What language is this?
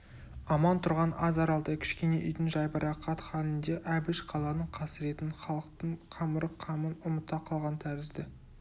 Kazakh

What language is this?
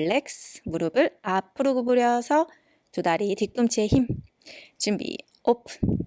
Korean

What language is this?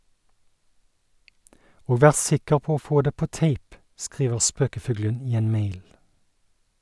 Norwegian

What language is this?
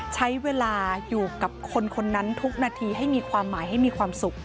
Thai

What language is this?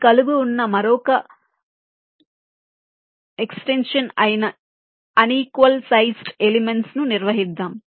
Telugu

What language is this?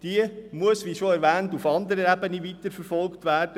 Swiss German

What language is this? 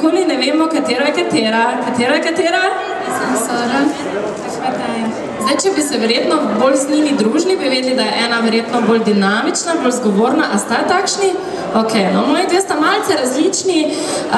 Ukrainian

